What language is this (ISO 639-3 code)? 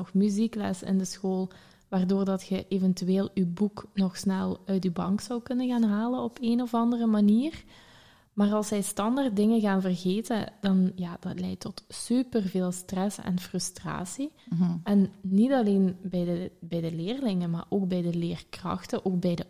nld